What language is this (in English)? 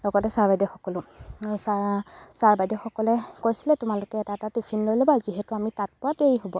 Assamese